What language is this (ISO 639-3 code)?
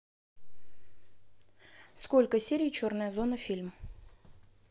rus